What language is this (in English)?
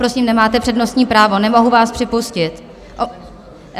Czech